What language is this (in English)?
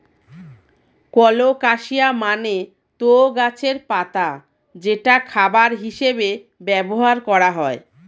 Bangla